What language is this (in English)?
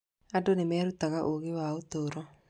Kikuyu